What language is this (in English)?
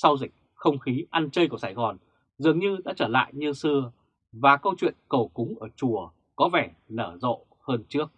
Vietnamese